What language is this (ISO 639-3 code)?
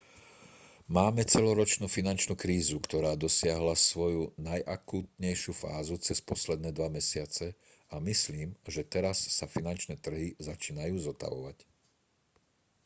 slk